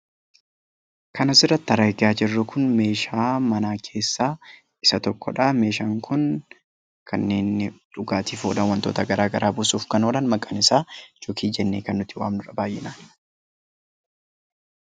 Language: Oromo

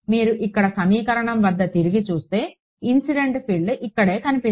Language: Telugu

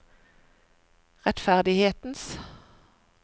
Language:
Norwegian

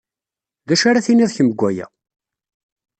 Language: Kabyle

